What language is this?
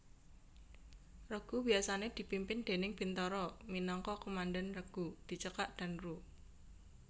Javanese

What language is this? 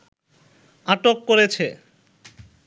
Bangla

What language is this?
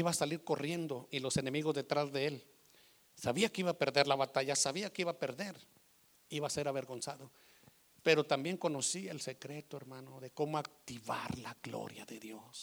Spanish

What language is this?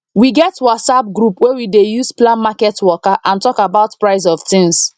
Nigerian Pidgin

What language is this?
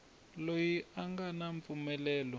Tsonga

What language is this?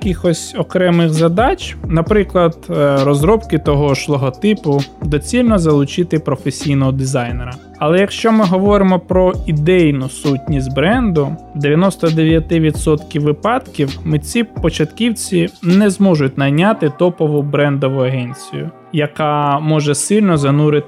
Ukrainian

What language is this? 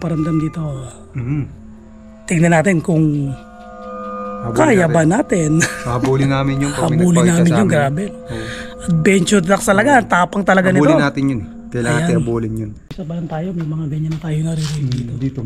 Filipino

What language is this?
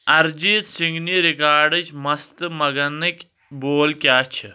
Kashmiri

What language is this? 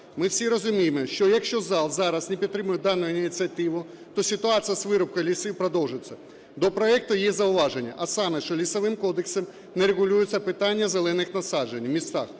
Ukrainian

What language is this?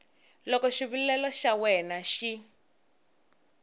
Tsonga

